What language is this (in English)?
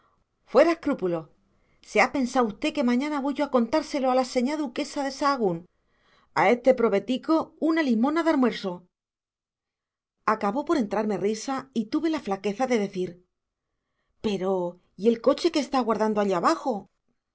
Spanish